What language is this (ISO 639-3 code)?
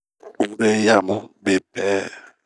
bmq